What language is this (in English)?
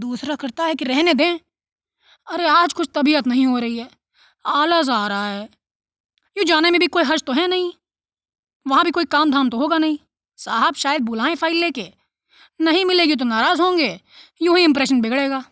Hindi